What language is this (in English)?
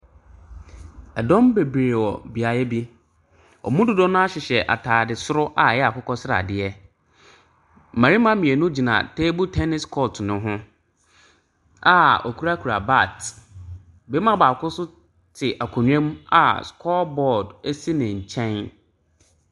Akan